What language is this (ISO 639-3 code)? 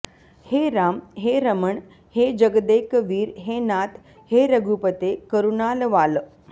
san